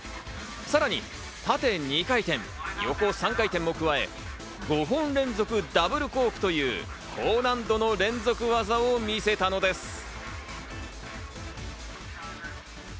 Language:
Japanese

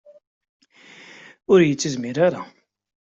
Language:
Kabyle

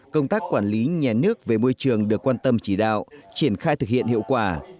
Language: Vietnamese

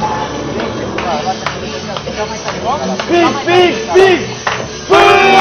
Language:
Romanian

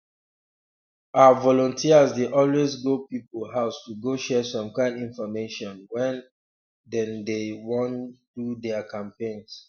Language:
Nigerian Pidgin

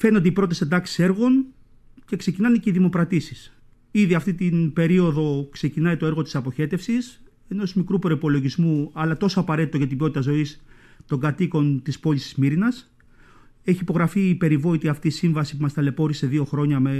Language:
Greek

